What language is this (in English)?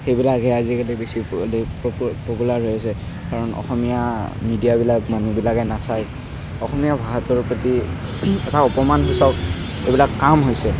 Assamese